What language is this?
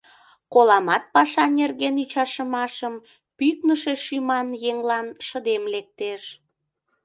Mari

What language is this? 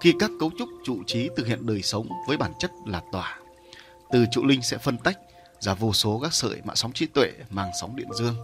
Vietnamese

